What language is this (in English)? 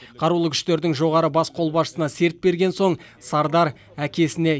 Kazakh